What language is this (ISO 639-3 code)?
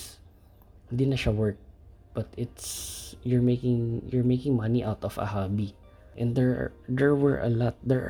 fil